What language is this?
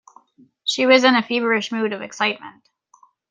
English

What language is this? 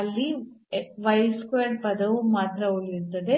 Kannada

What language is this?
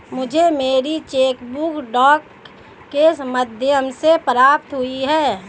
Hindi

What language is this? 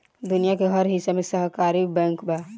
Bhojpuri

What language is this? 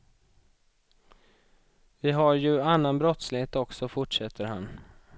Swedish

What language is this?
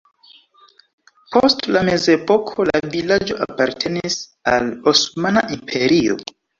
Esperanto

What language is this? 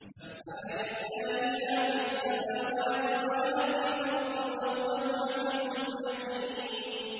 Arabic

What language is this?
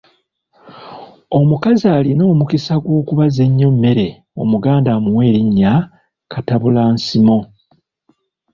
Ganda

